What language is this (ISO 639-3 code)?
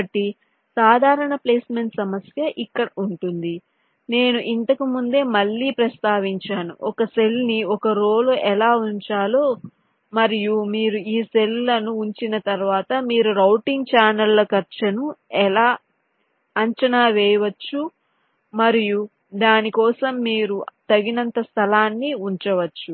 tel